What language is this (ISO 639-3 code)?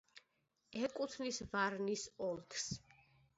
kat